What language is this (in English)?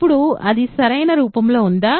Telugu